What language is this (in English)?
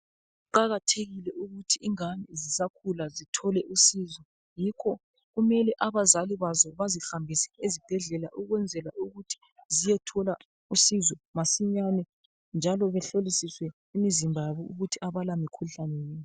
North Ndebele